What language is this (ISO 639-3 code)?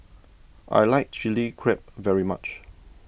eng